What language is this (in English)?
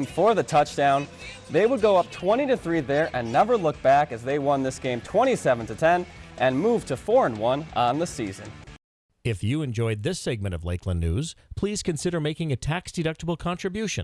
English